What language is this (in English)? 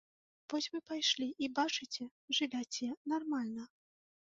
Belarusian